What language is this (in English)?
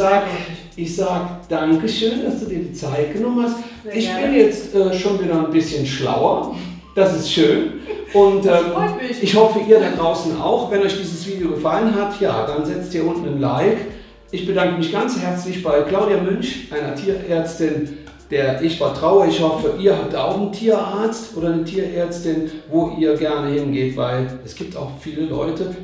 German